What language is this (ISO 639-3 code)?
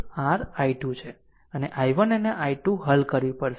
guj